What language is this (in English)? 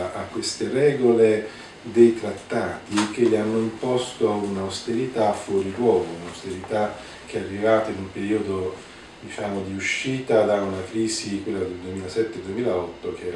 Italian